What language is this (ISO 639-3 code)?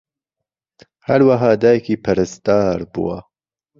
ckb